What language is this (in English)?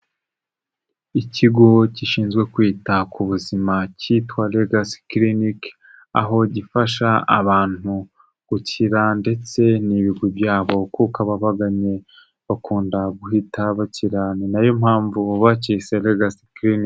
Kinyarwanda